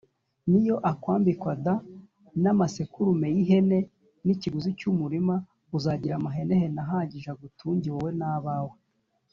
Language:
Kinyarwanda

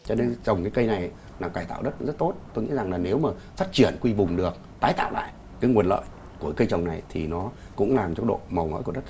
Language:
Vietnamese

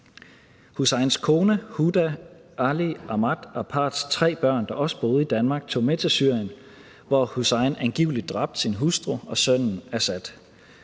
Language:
Danish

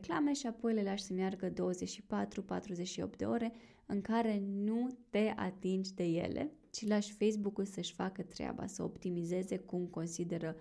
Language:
Romanian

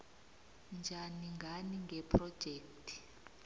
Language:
South Ndebele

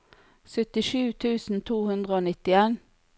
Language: Norwegian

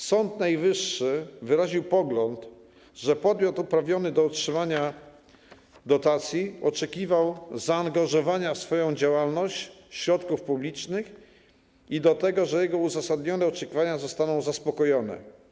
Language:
Polish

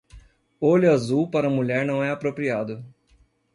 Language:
Portuguese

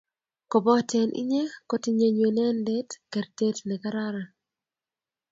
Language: Kalenjin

